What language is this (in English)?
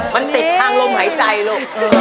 Thai